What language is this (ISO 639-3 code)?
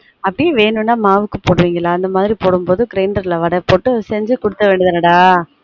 tam